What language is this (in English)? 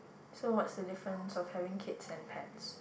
English